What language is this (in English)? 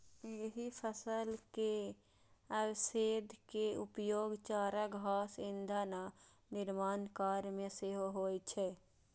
Maithili